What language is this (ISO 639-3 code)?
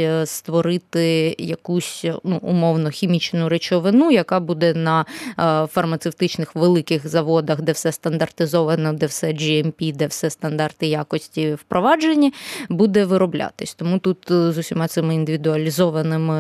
ukr